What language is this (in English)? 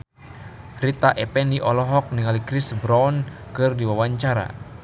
Sundanese